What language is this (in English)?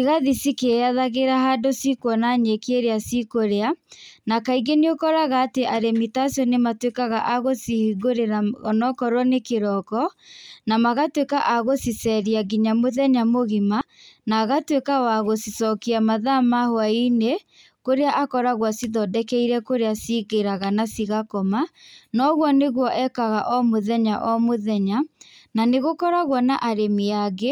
Kikuyu